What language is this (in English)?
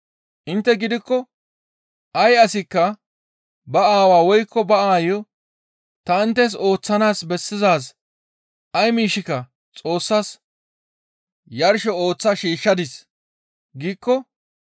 Gamo